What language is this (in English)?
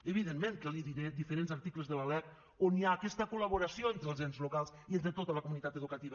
Catalan